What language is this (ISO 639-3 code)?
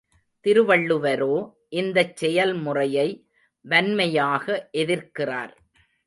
tam